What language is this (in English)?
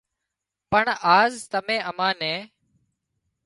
Wadiyara Koli